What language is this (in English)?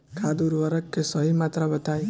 Bhojpuri